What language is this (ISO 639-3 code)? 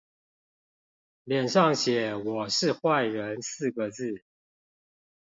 zho